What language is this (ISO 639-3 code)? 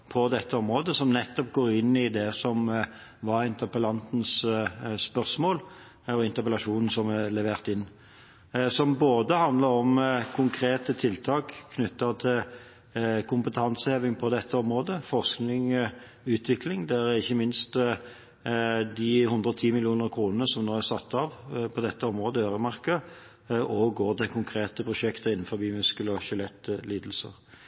nob